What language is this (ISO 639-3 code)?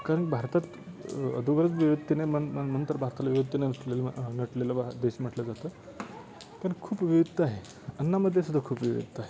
mar